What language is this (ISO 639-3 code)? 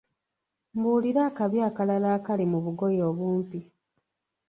lug